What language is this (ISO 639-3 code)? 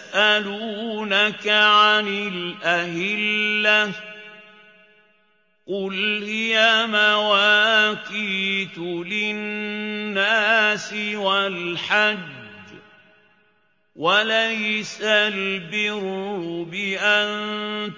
ara